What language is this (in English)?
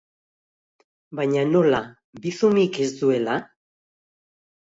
Basque